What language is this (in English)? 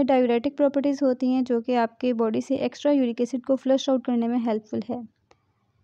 Hindi